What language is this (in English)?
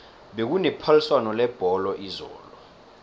South Ndebele